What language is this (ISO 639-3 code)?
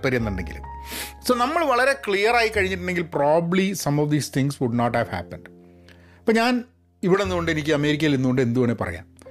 mal